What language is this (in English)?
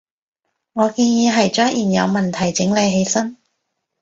Cantonese